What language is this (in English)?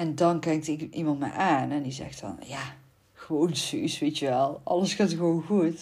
Dutch